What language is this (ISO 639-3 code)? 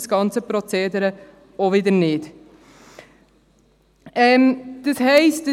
gsw